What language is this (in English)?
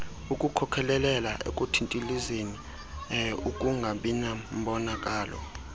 Xhosa